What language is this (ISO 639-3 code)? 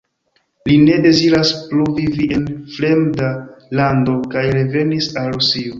epo